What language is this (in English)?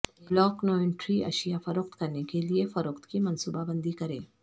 Urdu